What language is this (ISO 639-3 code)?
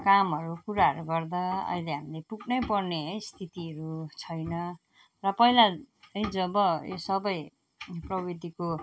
nep